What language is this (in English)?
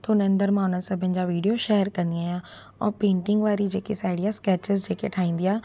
Sindhi